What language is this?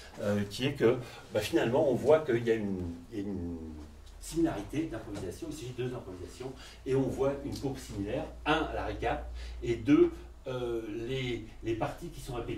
French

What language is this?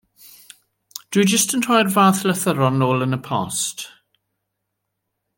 Welsh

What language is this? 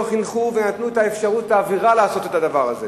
Hebrew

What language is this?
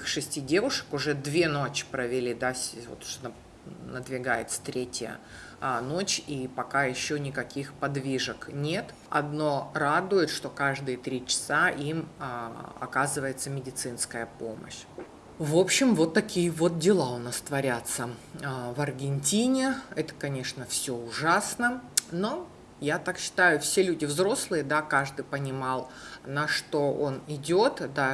Russian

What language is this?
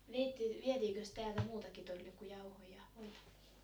Finnish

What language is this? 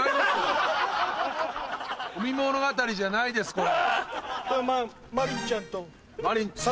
Japanese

